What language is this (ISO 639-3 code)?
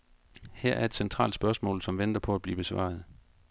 dan